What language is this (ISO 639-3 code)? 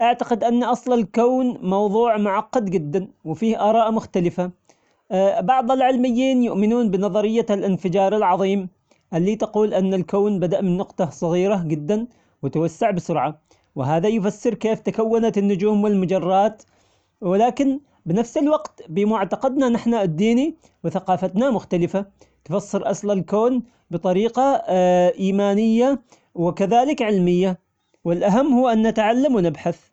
acx